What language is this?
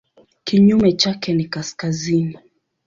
Swahili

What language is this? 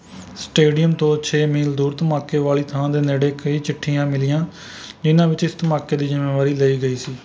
Punjabi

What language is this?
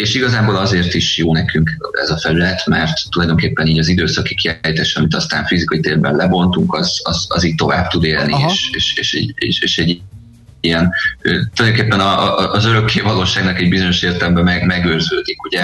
Hungarian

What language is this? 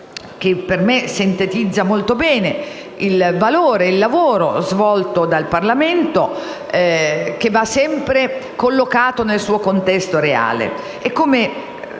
Italian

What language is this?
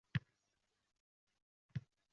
Uzbek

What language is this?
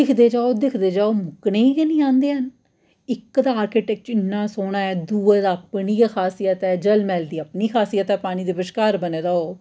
Dogri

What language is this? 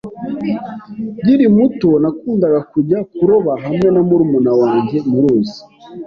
Kinyarwanda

